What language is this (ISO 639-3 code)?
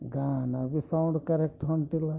kan